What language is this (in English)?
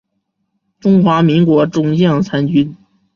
Chinese